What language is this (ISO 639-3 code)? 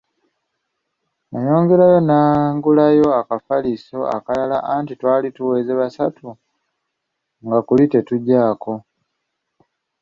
lug